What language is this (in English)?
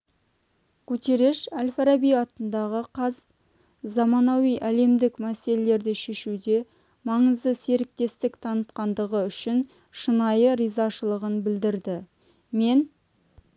Kazakh